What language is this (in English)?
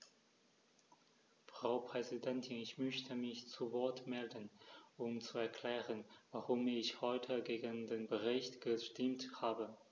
German